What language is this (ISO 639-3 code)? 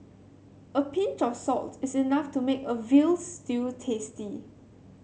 eng